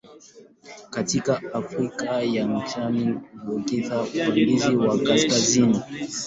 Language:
Swahili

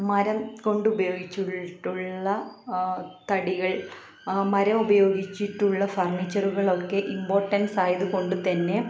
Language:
Malayalam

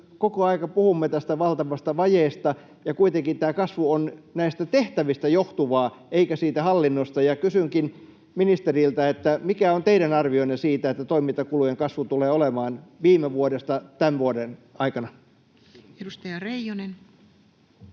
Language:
Finnish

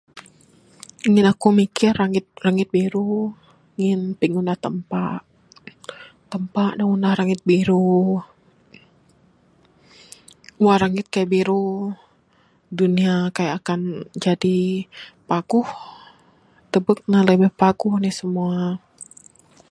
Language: Bukar-Sadung Bidayuh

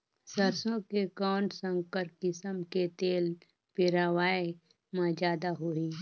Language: Chhattisgarhi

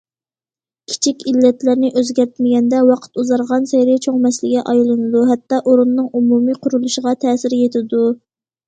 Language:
Uyghur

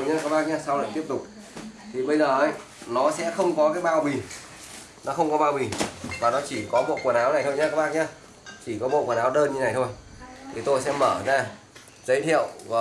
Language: Vietnamese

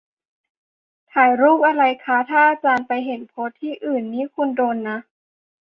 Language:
Thai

